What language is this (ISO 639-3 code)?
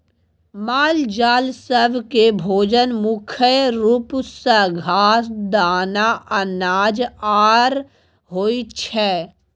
mai